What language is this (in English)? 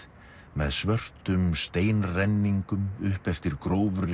Icelandic